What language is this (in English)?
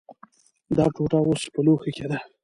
Pashto